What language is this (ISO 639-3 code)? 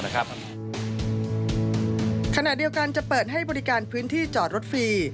tha